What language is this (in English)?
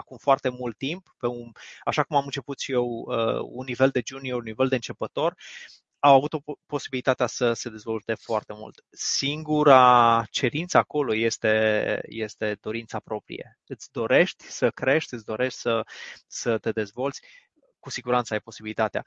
Romanian